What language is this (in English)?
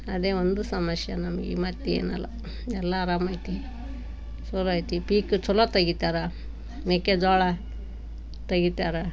Kannada